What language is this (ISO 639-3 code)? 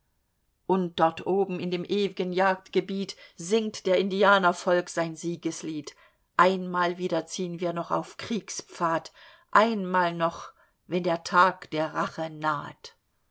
deu